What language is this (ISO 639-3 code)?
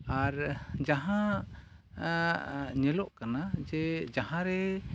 sat